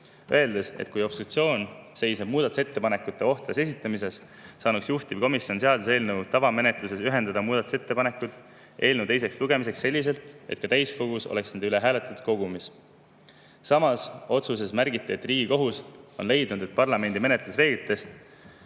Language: Estonian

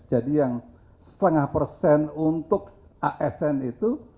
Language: Indonesian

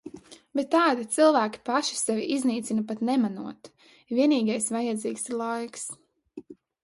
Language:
Latvian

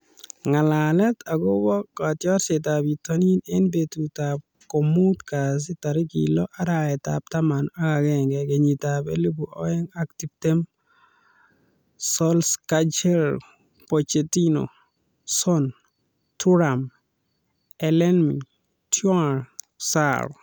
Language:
Kalenjin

